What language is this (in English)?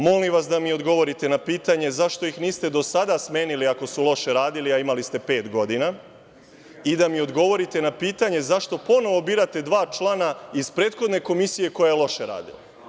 Serbian